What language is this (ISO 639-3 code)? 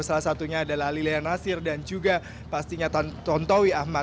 ind